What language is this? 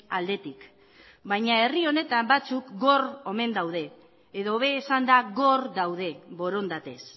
Basque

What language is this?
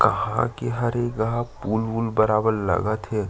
Chhattisgarhi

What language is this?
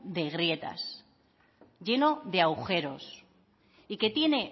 Spanish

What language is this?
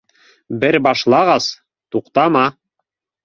Bashkir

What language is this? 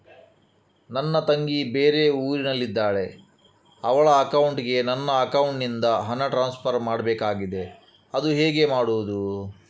Kannada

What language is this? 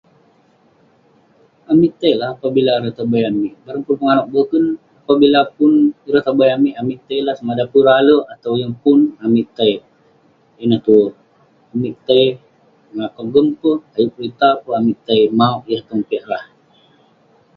Western Penan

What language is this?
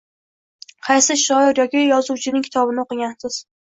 Uzbek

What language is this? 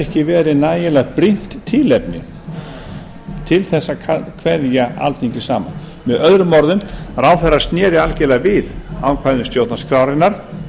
Icelandic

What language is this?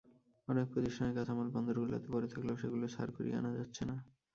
Bangla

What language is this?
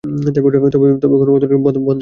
Bangla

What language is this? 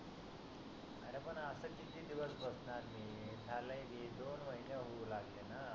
Marathi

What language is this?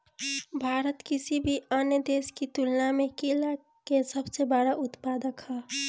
Bhojpuri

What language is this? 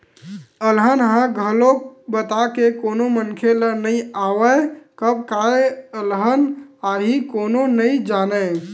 Chhattisgarhi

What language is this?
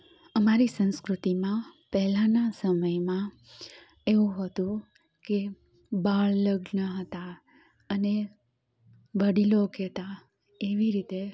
Gujarati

